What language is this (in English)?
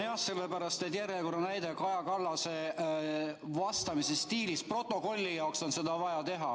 Estonian